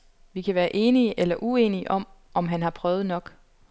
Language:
Danish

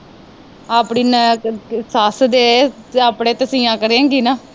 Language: Punjabi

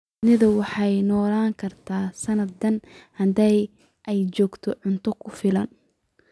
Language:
Somali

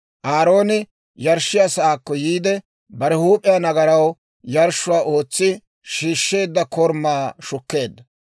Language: Dawro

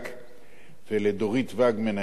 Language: Hebrew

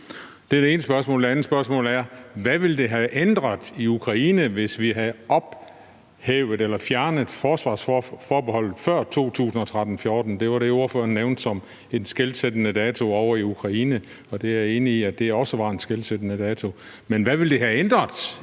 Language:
Danish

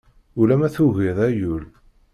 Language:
Kabyle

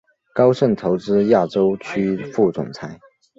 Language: Chinese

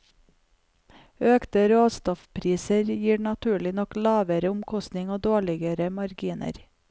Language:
Norwegian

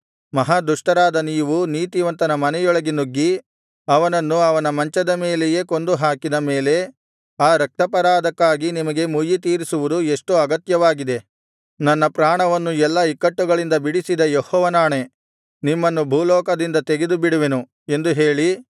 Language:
Kannada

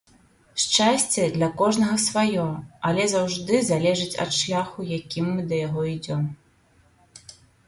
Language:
Belarusian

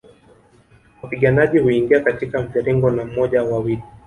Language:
Swahili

